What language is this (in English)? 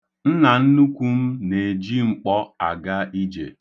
Igbo